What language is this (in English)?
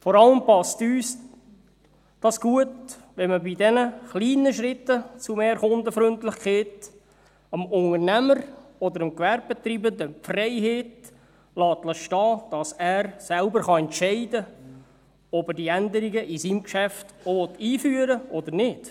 Swiss German